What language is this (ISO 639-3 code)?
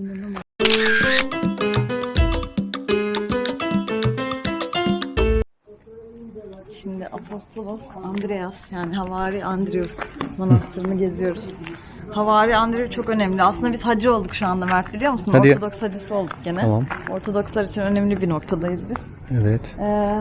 tur